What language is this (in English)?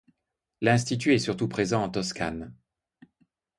French